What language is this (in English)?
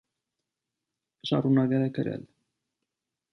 Armenian